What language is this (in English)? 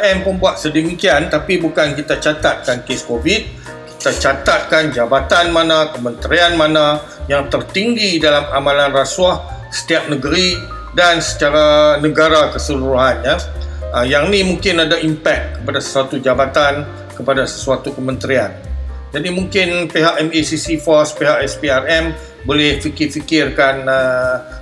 Malay